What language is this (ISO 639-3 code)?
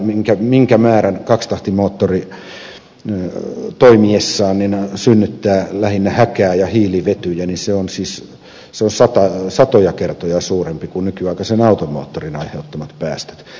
fin